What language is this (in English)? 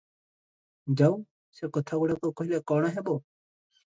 Odia